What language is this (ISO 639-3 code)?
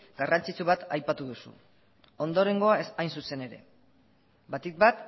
eus